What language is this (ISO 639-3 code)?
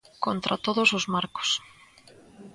glg